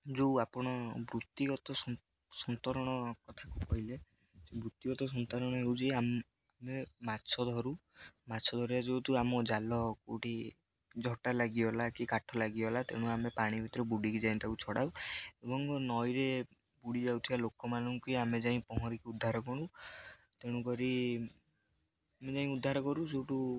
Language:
Odia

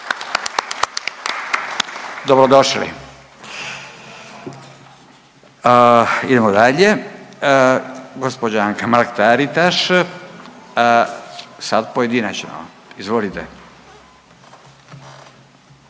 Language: Croatian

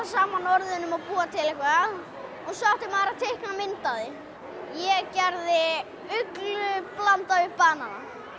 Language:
Icelandic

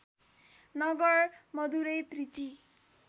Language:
Nepali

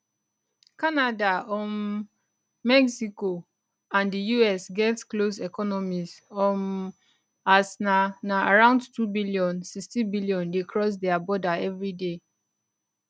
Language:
Nigerian Pidgin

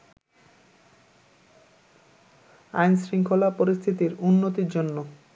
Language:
Bangla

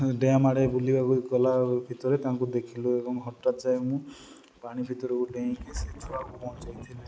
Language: Odia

